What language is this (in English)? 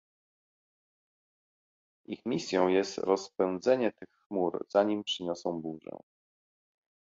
Polish